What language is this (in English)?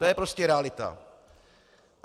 Czech